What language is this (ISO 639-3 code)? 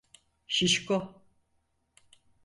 tur